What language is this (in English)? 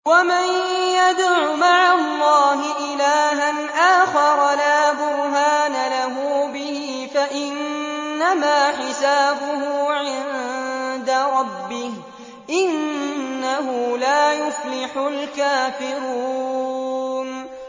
Arabic